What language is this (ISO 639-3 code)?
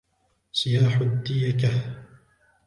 ara